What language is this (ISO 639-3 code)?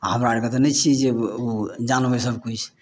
mai